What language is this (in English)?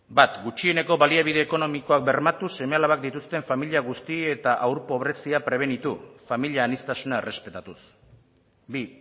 Basque